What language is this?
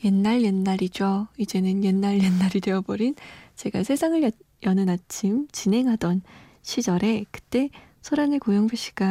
Korean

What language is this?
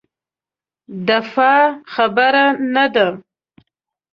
Pashto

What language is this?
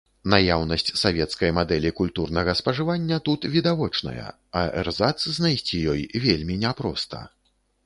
Belarusian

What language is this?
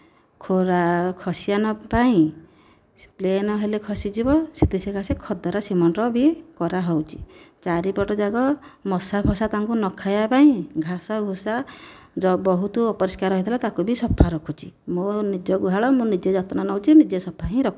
Odia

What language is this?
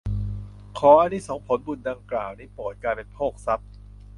Thai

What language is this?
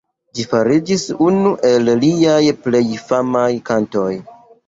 Esperanto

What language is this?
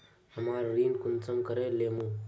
Magahi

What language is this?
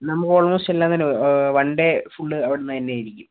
Malayalam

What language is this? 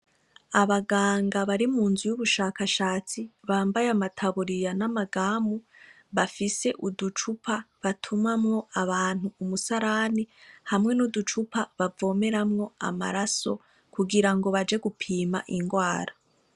Rundi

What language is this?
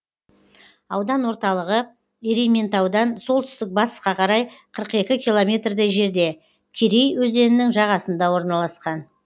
Kazakh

